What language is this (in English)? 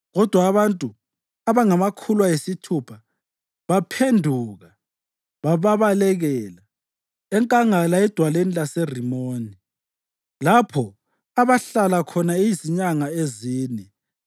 North Ndebele